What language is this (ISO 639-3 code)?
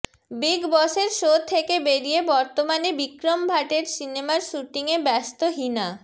ben